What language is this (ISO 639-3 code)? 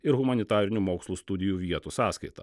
lit